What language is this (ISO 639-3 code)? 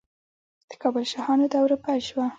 pus